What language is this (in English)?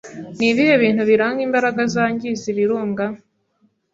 Kinyarwanda